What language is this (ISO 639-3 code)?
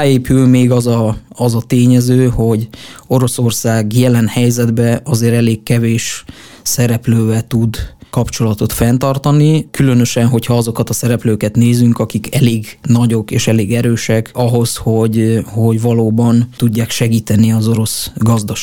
hun